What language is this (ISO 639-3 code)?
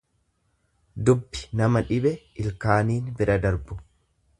orm